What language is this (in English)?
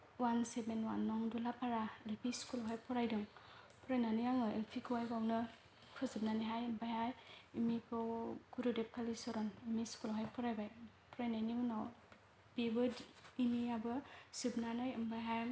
Bodo